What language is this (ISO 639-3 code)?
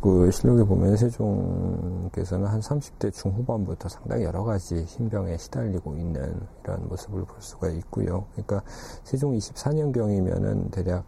kor